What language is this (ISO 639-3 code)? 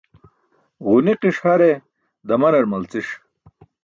bsk